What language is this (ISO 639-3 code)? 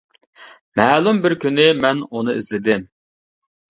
uig